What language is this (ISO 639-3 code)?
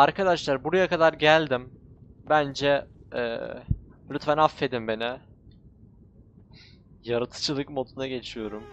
tur